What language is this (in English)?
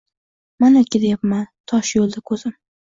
Uzbek